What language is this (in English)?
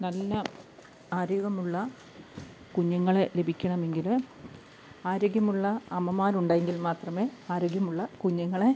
Malayalam